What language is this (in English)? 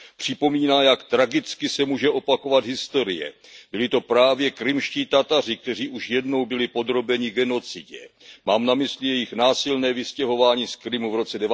Czech